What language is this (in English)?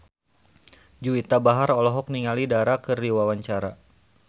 Sundanese